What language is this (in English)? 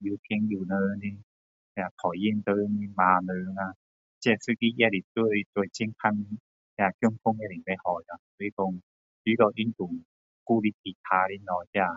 Min Dong Chinese